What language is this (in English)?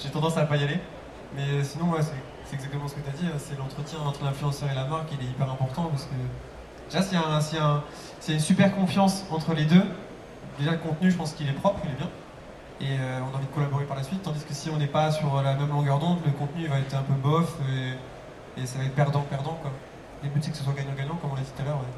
French